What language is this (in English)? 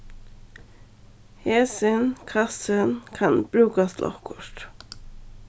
Faroese